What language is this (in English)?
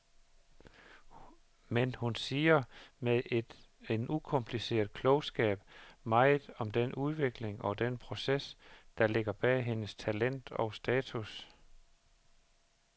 Danish